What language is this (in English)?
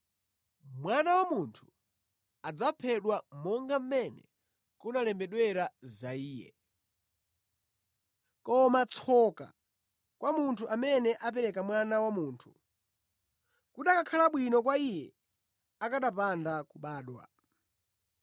Nyanja